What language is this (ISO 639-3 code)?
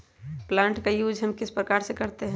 mag